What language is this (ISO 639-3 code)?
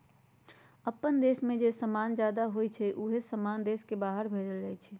mag